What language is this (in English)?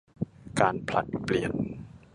Thai